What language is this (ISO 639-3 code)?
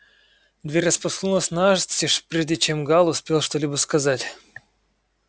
rus